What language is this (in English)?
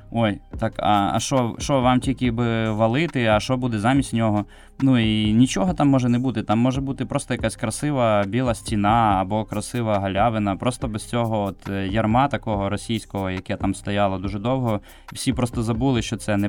Ukrainian